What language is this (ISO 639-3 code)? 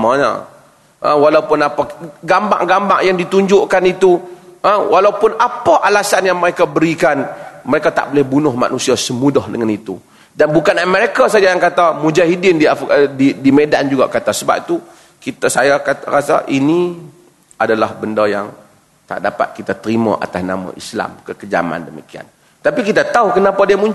msa